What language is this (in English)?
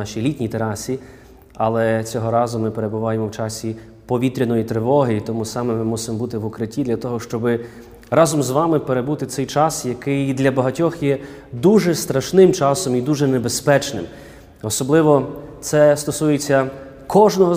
Ukrainian